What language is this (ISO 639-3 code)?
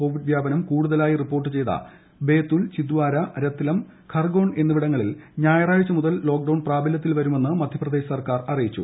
mal